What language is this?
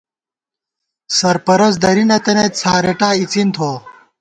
Gawar-Bati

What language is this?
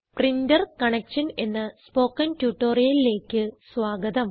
Malayalam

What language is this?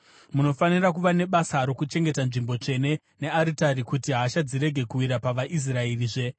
Shona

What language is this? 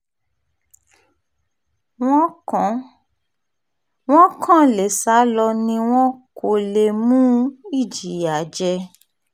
Yoruba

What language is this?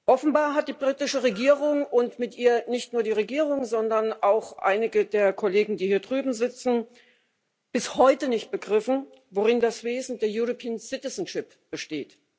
German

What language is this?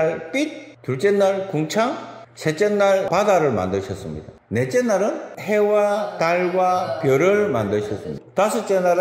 Korean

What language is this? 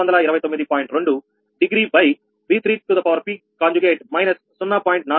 Telugu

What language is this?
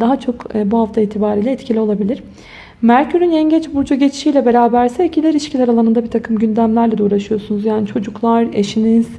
Turkish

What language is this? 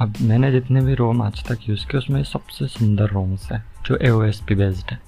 Hindi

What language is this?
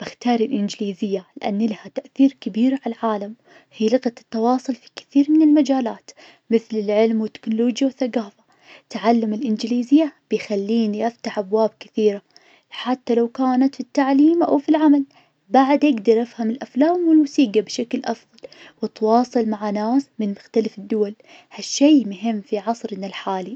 Najdi Arabic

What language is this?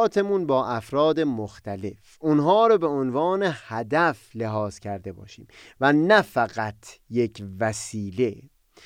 Persian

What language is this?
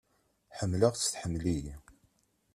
Kabyle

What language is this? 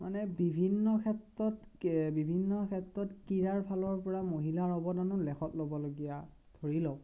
Assamese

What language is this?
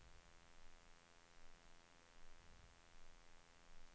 Swedish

